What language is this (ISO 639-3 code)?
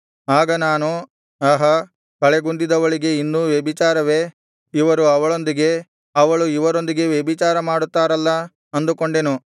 kan